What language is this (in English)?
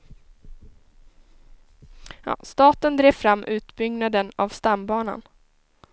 Swedish